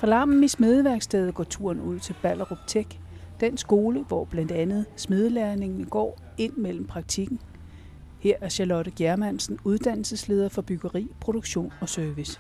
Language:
Danish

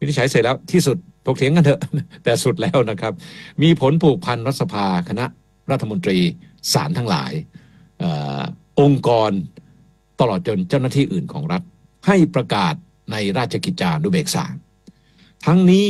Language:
Thai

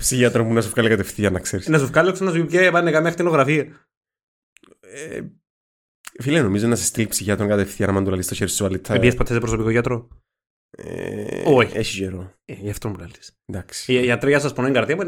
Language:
Greek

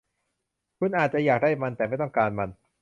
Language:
Thai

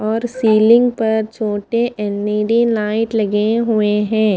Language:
Hindi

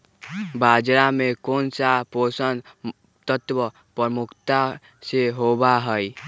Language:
Magahi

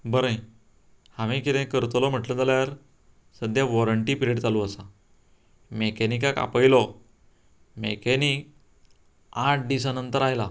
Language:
Konkani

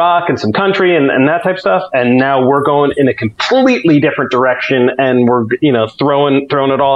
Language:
English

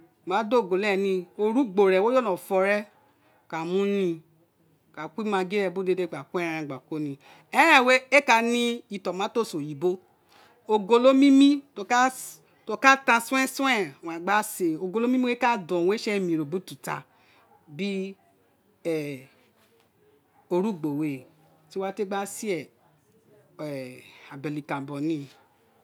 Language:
Isekiri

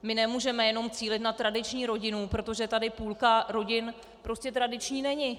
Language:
Czech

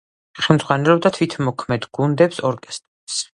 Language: Georgian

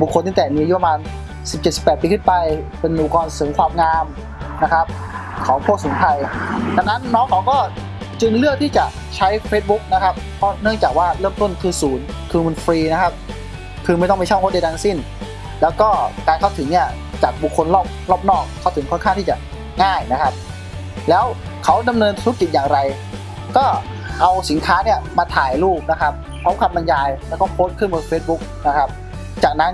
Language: Thai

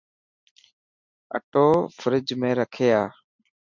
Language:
Dhatki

